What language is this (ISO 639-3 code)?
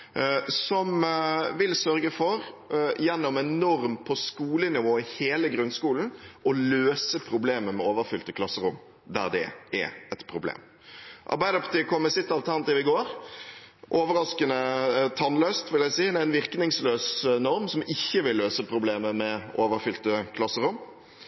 nob